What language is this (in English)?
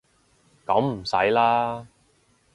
Cantonese